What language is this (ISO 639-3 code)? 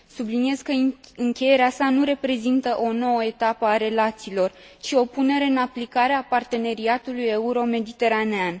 ron